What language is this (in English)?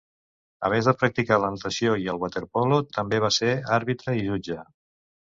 Catalan